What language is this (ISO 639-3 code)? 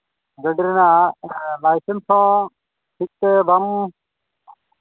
sat